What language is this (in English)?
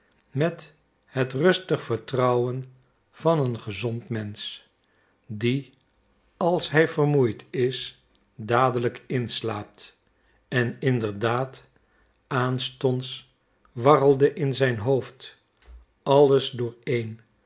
Dutch